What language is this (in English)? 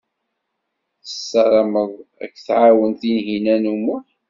Kabyle